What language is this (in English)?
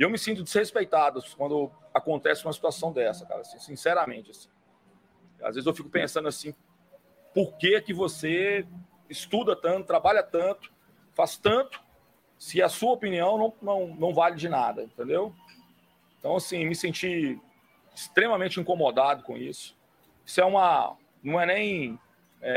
Portuguese